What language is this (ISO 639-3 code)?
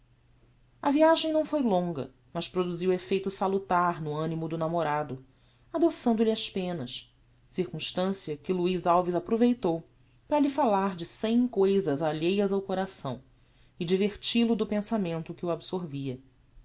por